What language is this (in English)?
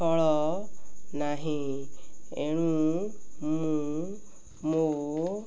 Odia